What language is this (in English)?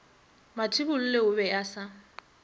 Northern Sotho